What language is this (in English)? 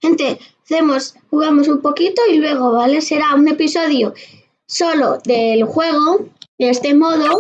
Spanish